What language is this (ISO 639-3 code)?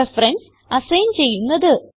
mal